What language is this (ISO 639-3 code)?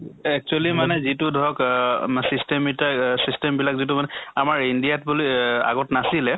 asm